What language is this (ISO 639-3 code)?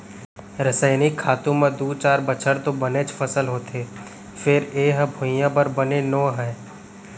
hne